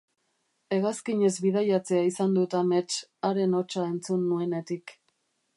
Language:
Basque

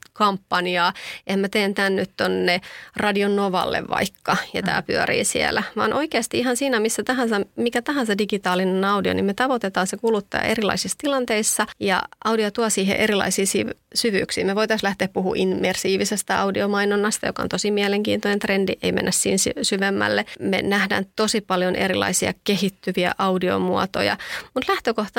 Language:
Finnish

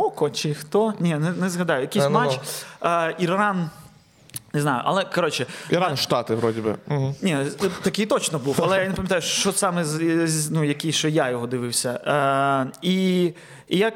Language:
Ukrainian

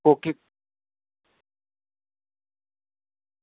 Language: Dogri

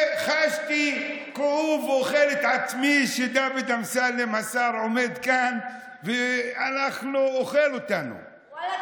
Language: Hebrew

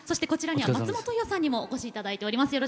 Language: Japanese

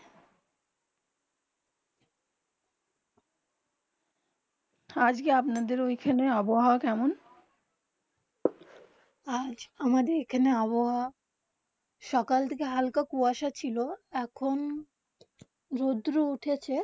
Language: Bangla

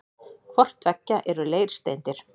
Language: Icelandic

